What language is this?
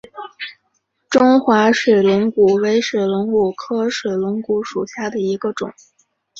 Chinese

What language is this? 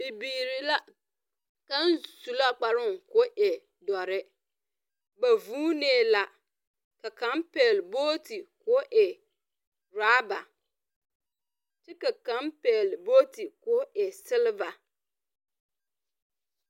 Southern Dagaare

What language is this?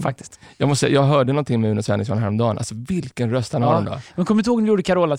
Swedish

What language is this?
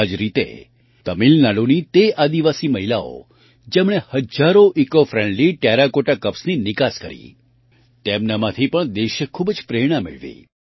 Gujarati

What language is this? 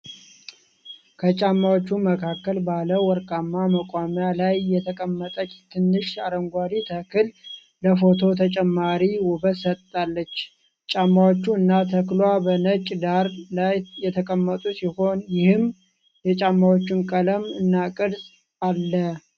Amharic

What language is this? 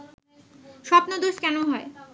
Bangla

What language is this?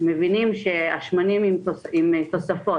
Hebrew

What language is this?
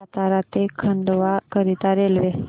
Marathi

